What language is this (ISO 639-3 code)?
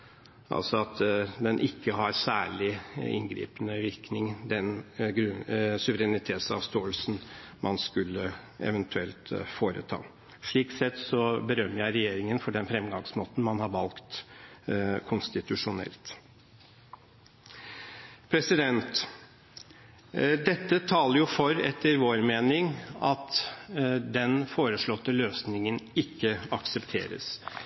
nob